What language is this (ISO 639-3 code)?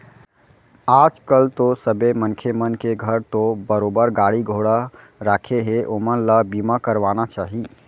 hne